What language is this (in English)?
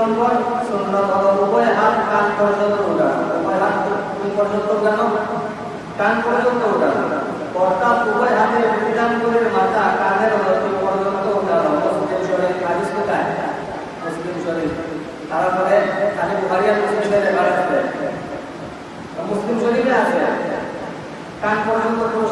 Indonesian